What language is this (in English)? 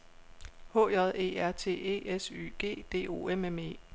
Danish